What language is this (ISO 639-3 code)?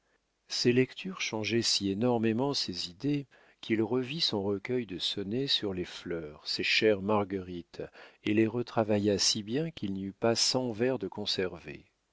fra